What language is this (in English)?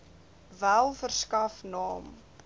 Afrikaans